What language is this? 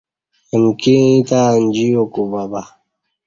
Kati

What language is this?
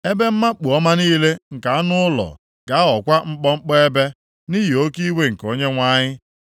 Igbo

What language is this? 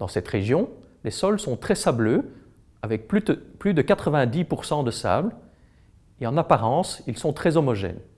French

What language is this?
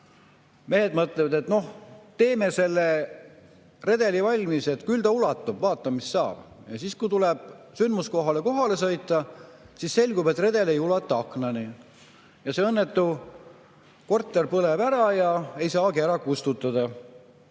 Estonian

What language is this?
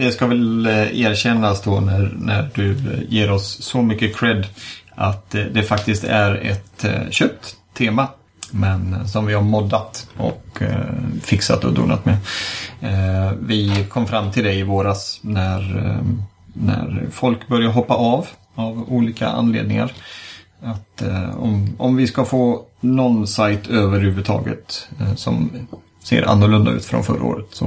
Swedish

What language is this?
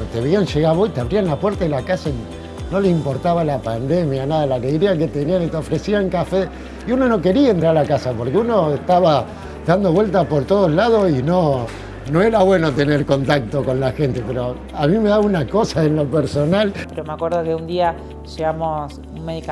Spanish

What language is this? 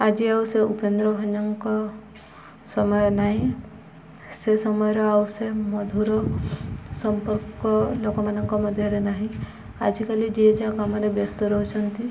Odia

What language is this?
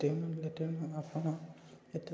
Odia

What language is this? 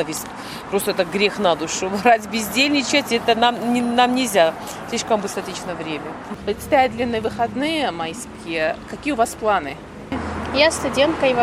Russian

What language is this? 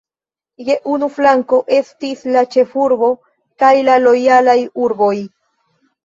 Esperanto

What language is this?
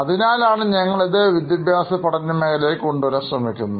Malayalam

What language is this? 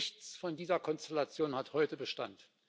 German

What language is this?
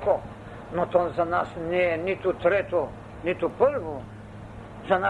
Bulgarian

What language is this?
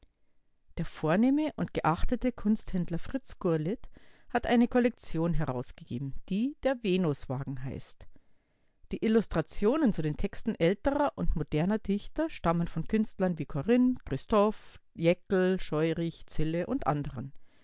German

